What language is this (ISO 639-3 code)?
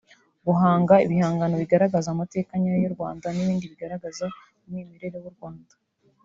kin